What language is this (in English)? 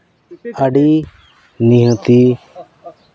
Santali